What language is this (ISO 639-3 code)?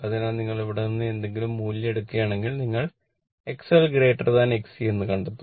mal